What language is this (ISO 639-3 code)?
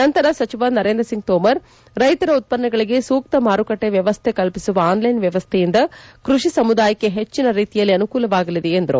kan